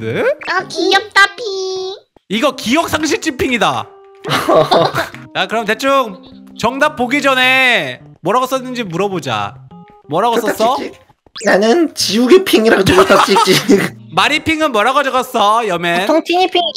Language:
Korean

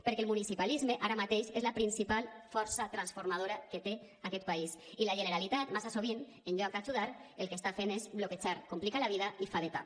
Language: Catalan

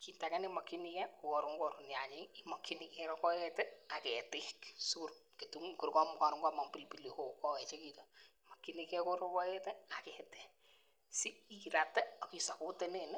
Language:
Kalenjin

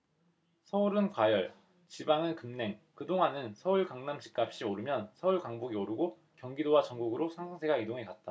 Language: Korean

